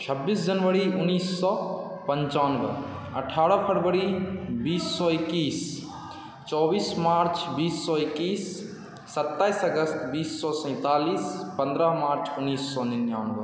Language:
Maithili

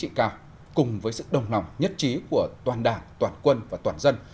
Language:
Vietnamese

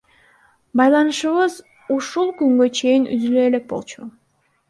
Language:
Kyrgyz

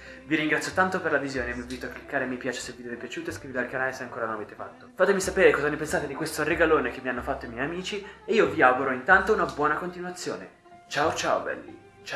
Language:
Italian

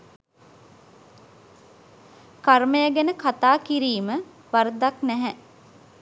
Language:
Sinhala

